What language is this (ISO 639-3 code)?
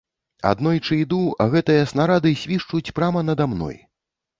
bel